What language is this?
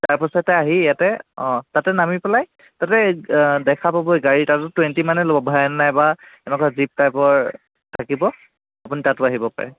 Assamese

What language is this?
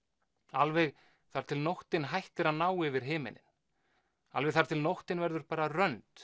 Icelandic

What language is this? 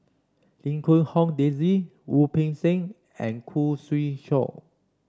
English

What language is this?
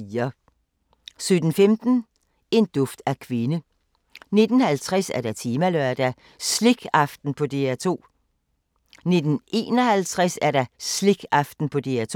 Danish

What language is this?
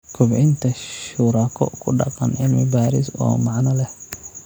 Somali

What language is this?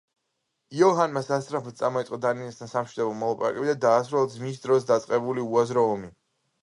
Georgian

